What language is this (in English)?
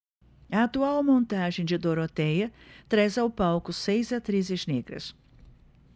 Portuguese